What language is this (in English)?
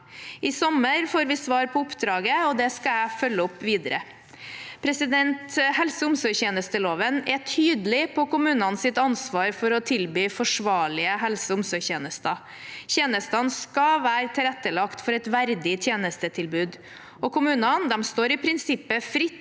Norwegian